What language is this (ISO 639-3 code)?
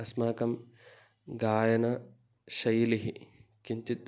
san